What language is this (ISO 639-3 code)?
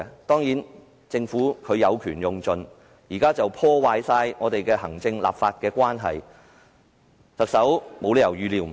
yue